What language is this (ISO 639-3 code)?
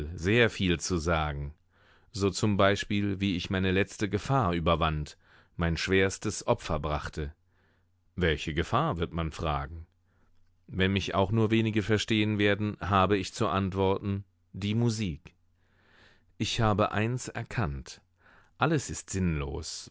deu